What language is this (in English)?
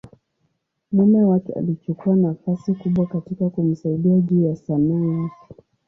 Swahili